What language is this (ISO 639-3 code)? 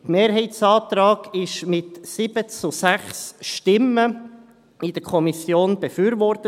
gsw